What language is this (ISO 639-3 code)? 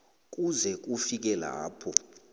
nbl